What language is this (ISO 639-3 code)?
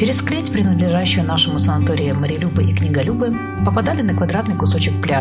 rus